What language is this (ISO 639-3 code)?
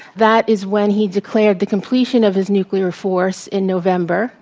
eng